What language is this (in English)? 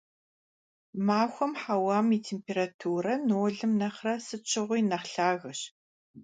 Kabardian